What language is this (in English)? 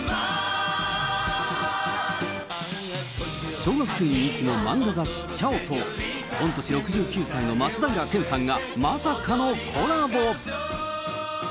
Japanese